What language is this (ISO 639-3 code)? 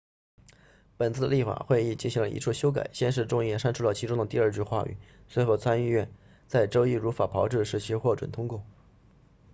zho